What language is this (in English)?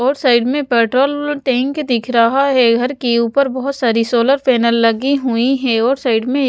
Hindi